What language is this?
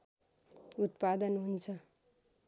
Nepali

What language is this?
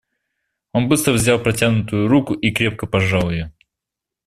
Russian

